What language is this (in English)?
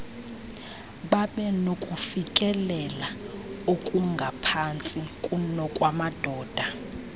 Xhosa